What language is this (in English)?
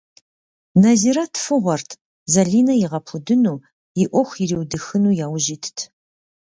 Kabardian